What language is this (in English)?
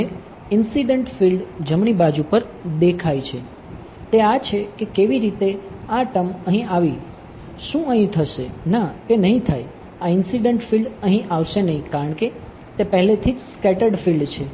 Gujarati